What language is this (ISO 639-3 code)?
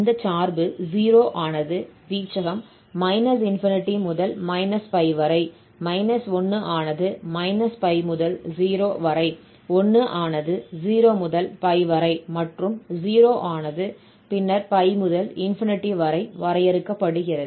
tam